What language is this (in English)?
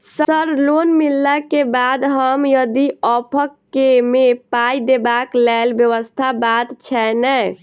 Maithili